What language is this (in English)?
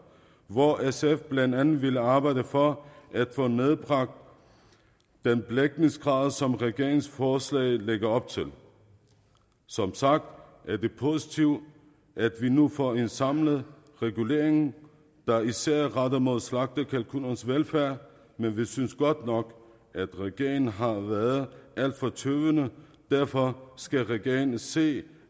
Danish